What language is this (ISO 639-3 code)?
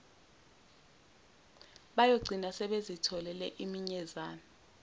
zul